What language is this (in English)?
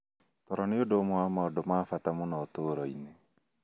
Kikuyu